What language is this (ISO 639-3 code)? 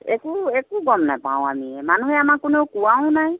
asm